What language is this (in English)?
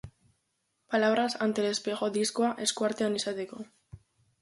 Basque